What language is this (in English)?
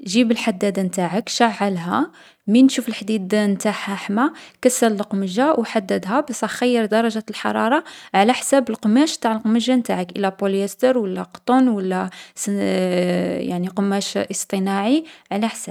Algerian Arabic